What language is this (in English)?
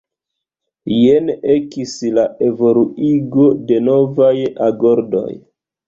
Esperanto